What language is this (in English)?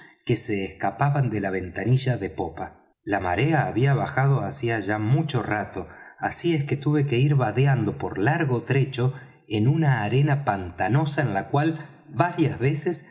Spanish